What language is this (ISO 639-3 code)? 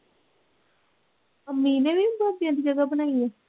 pan